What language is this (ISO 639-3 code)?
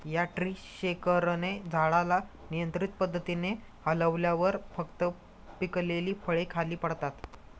mar